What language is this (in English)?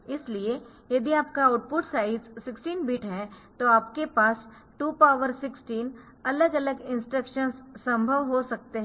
Hindi